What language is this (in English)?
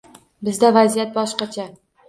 Uzbek